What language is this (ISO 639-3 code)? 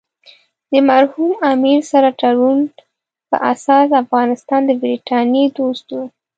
pus